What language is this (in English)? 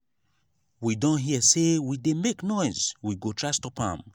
Nigerian Pidgin